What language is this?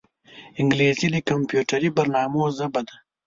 Pashto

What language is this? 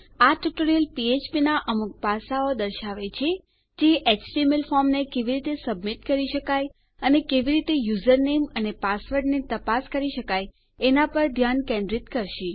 Gujarati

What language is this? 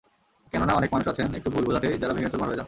Bangla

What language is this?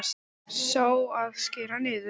Icelandic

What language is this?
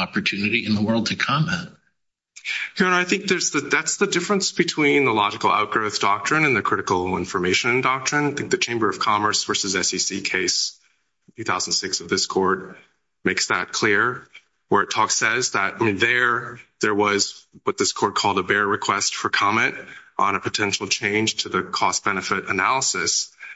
English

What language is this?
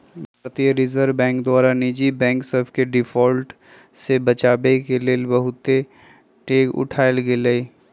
Magahi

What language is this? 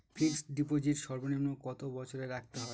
Bangla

